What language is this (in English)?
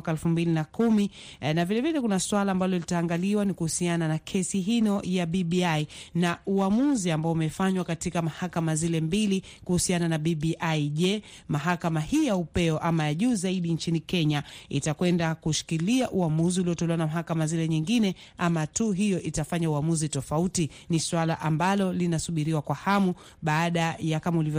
Swahili